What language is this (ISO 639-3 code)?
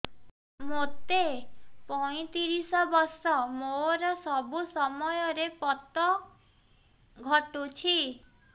ori